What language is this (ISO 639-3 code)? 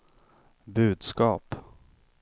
swe